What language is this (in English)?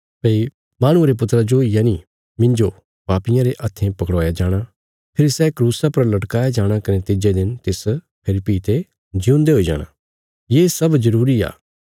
Bilaspuri